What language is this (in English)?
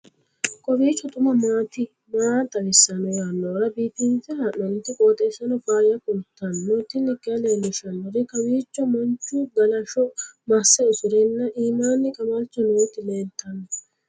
Sidamo